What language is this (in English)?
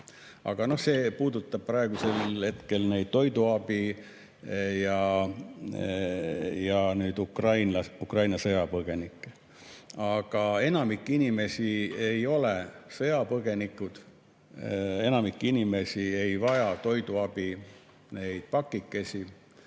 Estonian